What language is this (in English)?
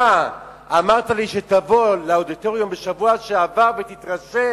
Hebrew